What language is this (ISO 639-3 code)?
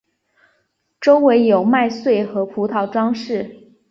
zho